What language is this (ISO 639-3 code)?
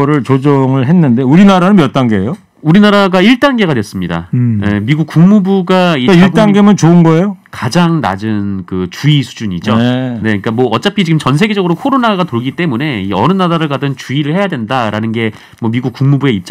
kor